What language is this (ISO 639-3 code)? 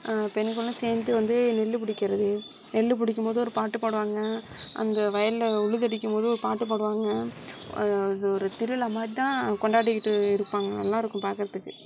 tam